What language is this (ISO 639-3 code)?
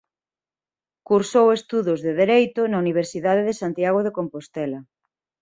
glg